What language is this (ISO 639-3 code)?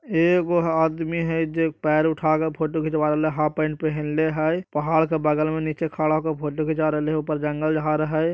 mag